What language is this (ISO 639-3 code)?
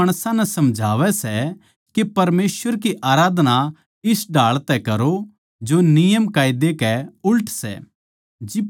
bgc